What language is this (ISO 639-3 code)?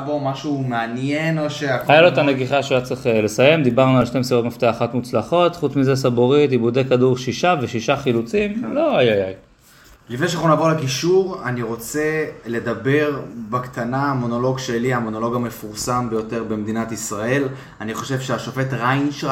heb